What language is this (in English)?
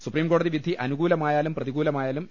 Malayalam